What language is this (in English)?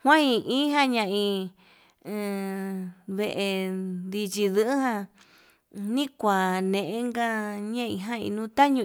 Yutanduchi Mixtec